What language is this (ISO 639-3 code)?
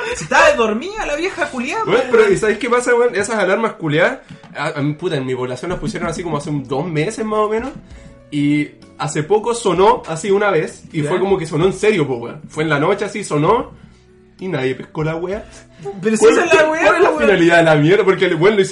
spa